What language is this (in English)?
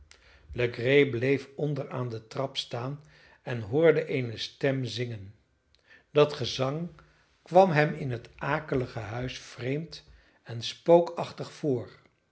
Dutch